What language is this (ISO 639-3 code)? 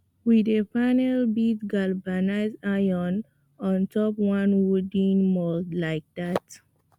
pcm